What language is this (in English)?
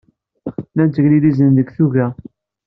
Kabyle